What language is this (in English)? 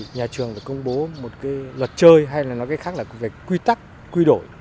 Vietnamese